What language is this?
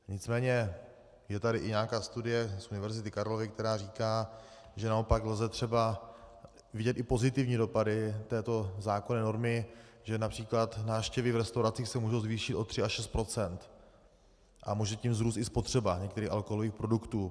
Czech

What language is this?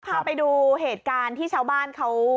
Thai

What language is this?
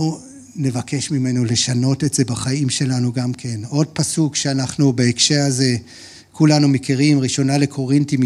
Hebrew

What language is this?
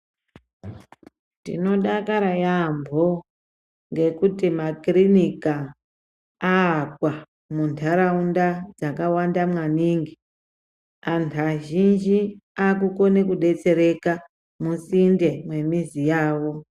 Ndau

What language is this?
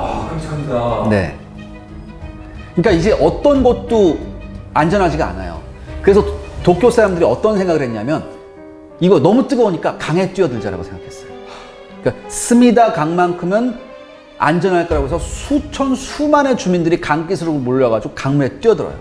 Korean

